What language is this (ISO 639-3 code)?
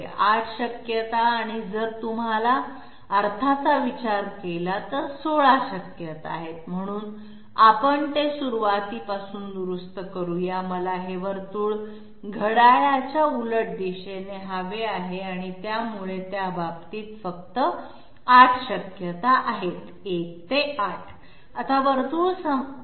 mar